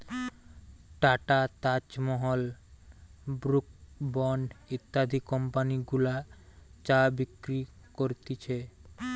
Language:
Bangla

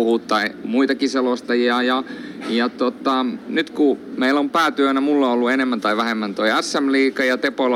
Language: Finnish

